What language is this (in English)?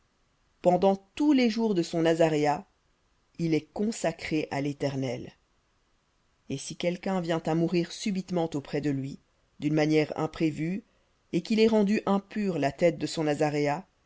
French